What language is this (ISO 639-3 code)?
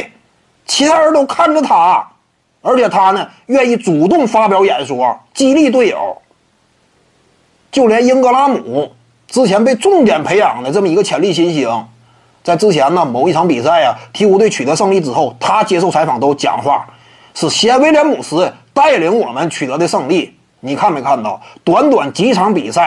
zho